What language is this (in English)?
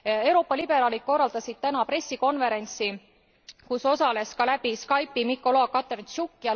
Estonian